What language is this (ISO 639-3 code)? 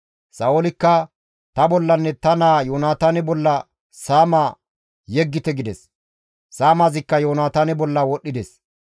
gmv